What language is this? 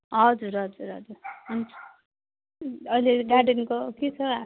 Nepali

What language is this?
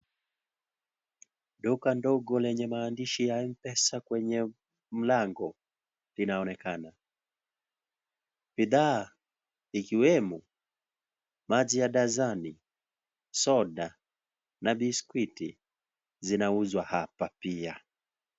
Swahili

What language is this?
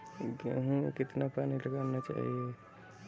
Hindi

